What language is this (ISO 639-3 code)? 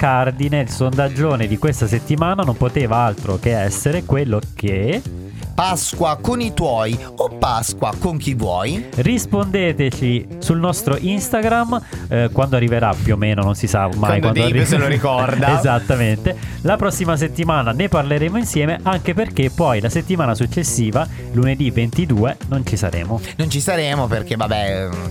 ita